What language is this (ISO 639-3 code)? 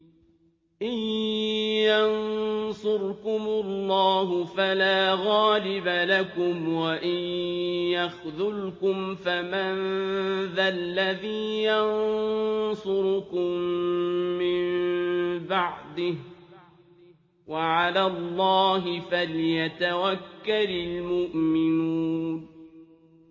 ara